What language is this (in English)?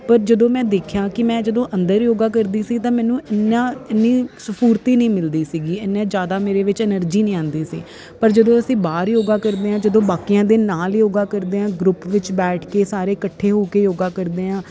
Punjabi